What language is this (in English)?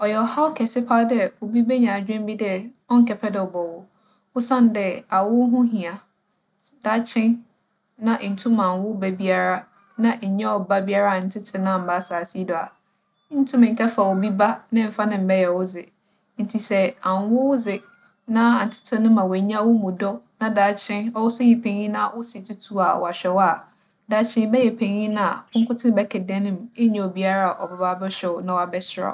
Akan